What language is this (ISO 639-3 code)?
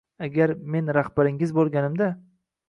uzb